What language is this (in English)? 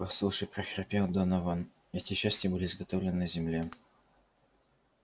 Russian